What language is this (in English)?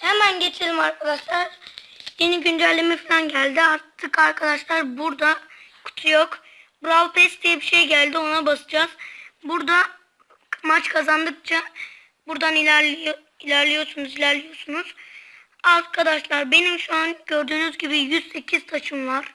Turkish